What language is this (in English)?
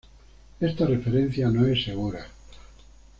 Spanish